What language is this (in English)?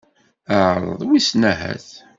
Kabyle